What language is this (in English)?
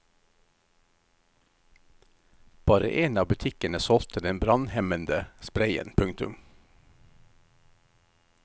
Norwegian